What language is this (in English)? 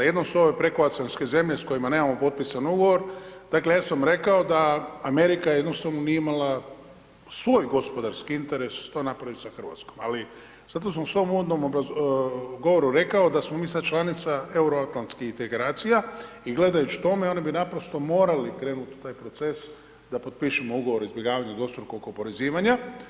Croatian